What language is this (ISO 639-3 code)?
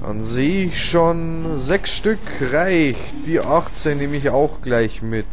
deu